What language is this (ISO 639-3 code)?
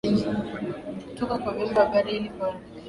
swa